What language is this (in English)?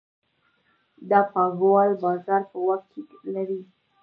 Pashto